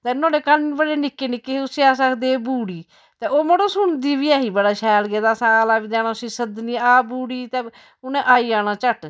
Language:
Dogri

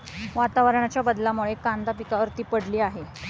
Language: Marathi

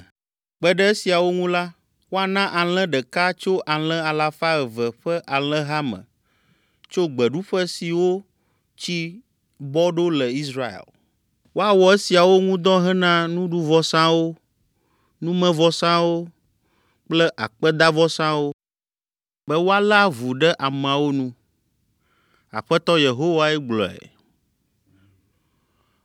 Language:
Ewe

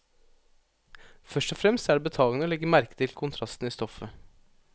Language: Norwegian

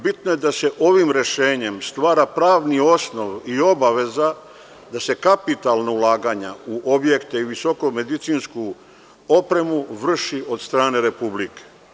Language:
Serbian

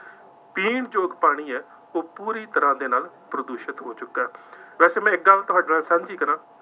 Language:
Punjabi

